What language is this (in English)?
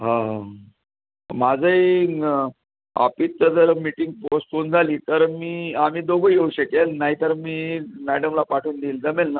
Marathi